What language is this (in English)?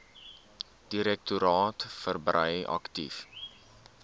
Afrikaans